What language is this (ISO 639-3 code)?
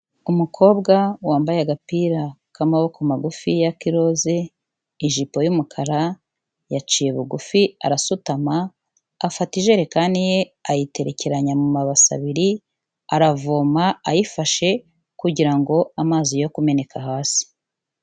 kin